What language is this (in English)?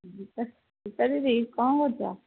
Odia